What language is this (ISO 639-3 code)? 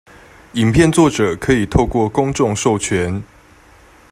zho